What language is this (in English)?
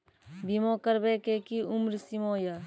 Maithili